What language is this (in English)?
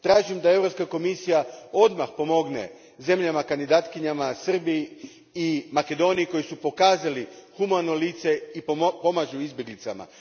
Croatian